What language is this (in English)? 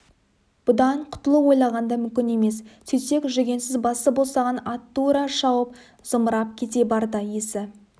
Kazakh